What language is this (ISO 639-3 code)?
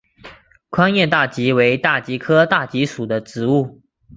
zho